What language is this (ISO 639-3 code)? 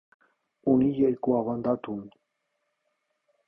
hye